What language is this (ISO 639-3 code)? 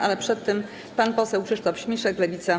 pol